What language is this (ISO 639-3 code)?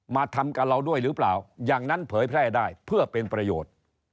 tha